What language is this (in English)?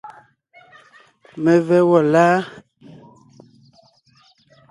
Ngiemboon